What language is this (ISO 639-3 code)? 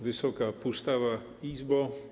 pol